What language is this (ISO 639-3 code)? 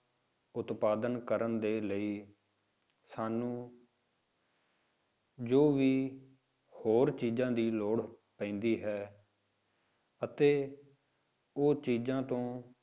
pan